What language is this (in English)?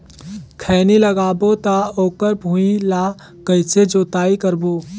Chhattisgarhi